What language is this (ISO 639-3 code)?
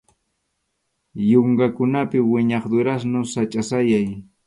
qxu